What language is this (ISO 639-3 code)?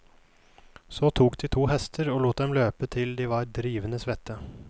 nor